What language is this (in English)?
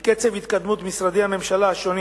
Hebrew